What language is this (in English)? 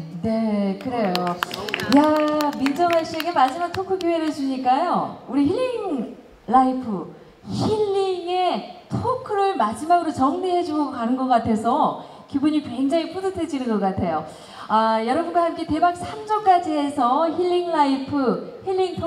Korean